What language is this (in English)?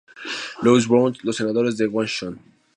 Spanish